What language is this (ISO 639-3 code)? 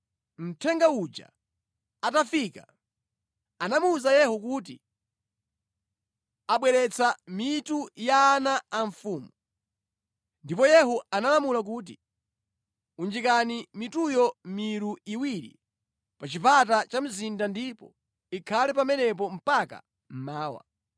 nya